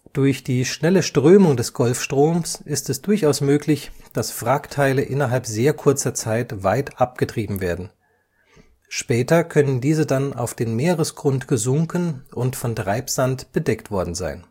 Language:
German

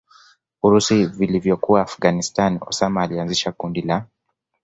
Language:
Swahili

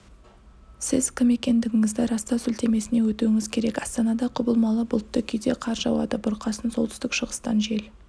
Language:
Kazakh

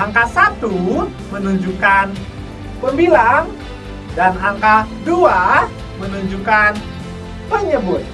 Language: Indonesian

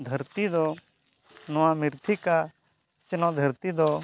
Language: Santali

